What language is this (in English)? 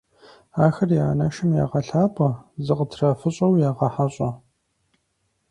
Kabardian